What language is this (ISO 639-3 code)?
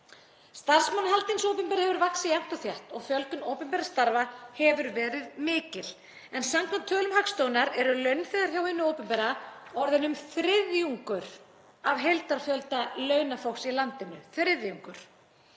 isl